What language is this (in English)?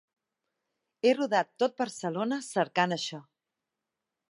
Catalan